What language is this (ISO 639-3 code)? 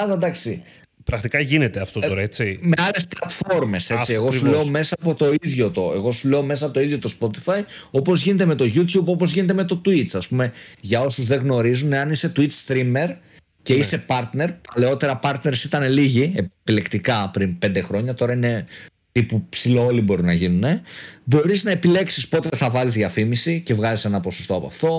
ell